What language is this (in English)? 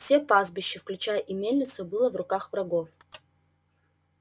Russian